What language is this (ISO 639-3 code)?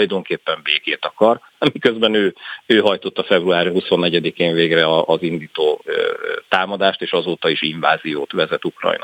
hun